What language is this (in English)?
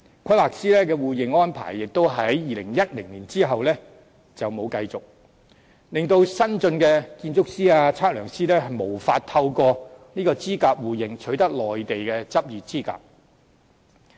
Cantonese